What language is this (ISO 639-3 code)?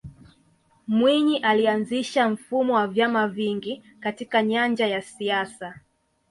swa